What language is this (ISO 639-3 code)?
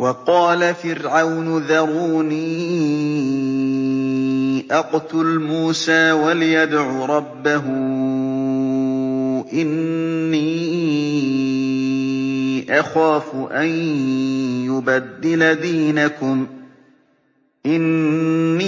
ara